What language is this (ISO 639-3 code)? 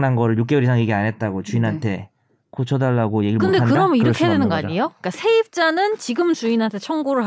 kor